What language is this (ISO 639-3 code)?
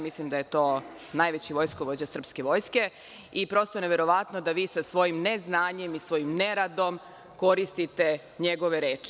srp